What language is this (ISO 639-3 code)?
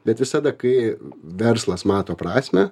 lit